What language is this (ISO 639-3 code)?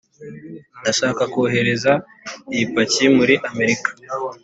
kin